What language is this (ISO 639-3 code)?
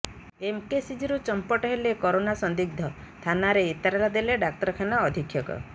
ori